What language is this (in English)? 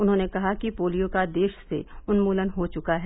Hindi